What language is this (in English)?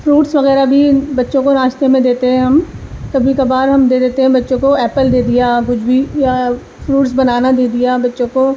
Urdu